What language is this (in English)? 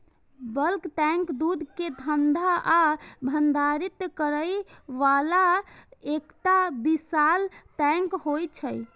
Maithili